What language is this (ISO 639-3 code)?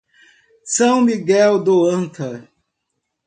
por